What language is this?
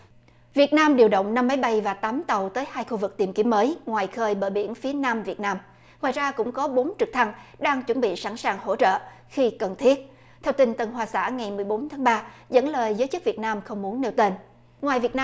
Vietnamese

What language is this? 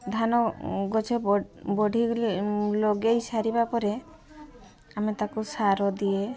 Odia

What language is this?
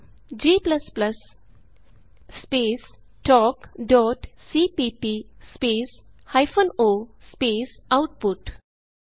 Punjabi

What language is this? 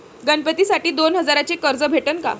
Marathi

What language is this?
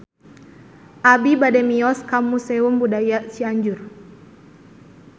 Sundanese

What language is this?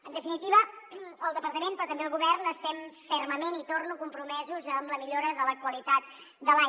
Catalan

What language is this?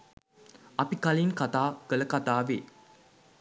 Sinhala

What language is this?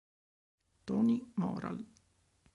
Italian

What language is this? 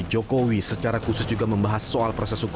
Indonesian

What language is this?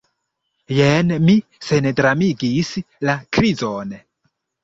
Esperanto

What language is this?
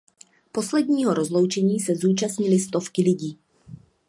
Czech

